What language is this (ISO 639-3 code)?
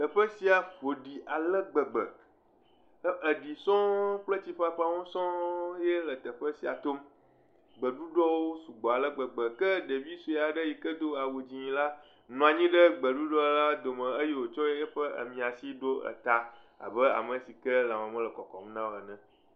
ewe